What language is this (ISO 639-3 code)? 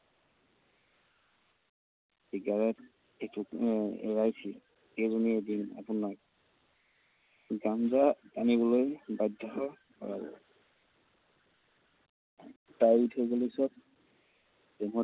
asm